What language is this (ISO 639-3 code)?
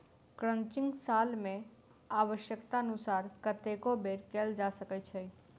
mai